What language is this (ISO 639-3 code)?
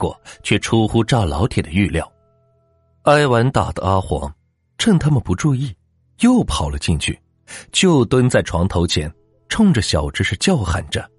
zho